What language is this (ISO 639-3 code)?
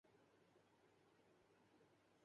urd